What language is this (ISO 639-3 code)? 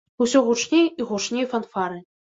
bel